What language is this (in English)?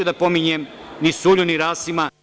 Serbian